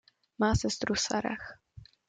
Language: Czech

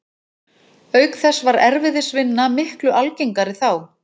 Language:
Icelandic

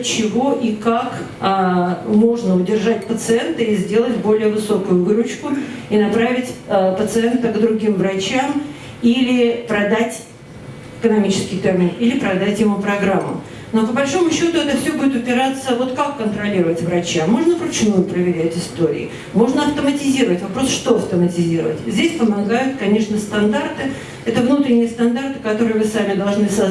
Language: Russian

